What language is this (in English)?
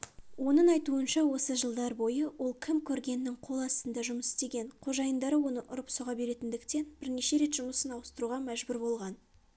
Kazakh